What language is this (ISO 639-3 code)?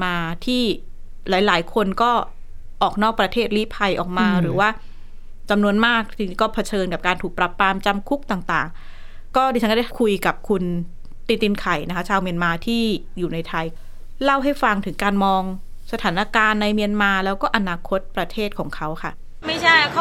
tha